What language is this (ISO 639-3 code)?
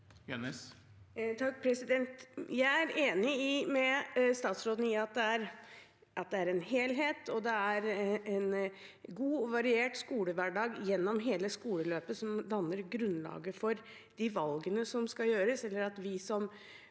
nor